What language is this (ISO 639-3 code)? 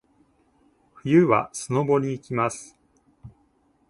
jpn